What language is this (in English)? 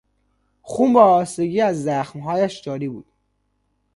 Persian